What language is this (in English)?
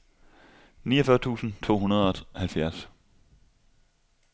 Danish